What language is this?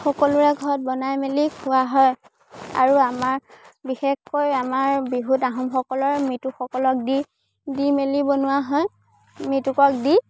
Assamese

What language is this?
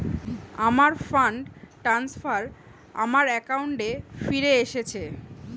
Bangla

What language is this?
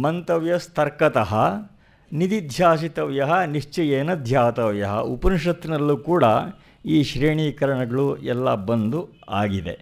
Kannada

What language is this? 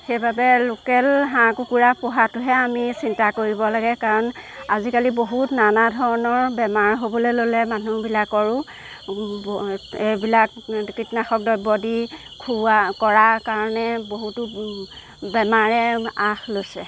Assamese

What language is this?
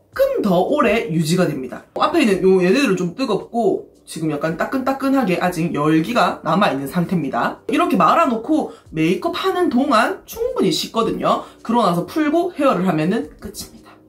Korean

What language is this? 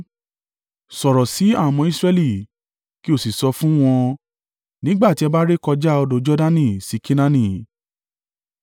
Yoruba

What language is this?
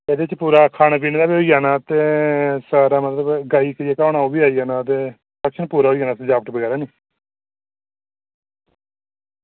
Dogri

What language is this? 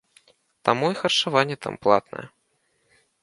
Belarusian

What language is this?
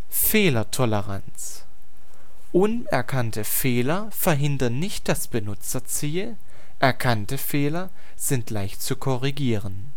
German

